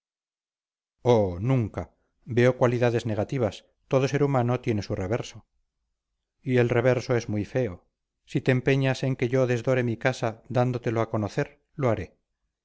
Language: Spanish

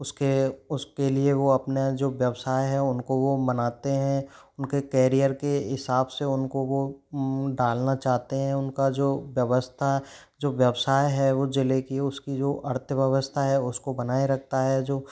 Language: Hindi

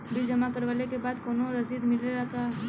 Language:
Bhojpuri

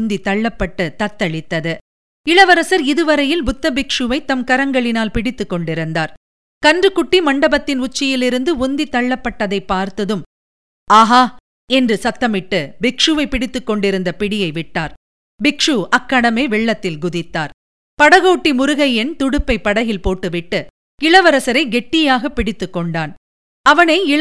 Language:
Tamil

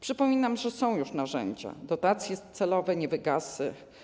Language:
Polish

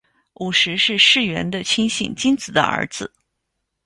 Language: Chinese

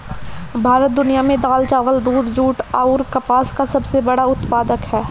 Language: Bhojpuri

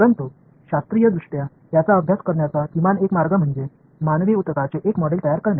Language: Marathi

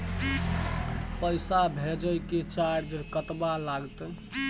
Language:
Maithili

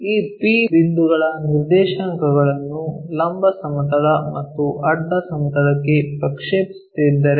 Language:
Kannada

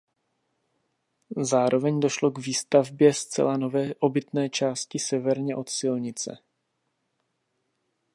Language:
Czech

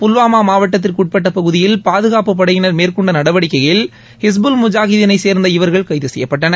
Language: Tamil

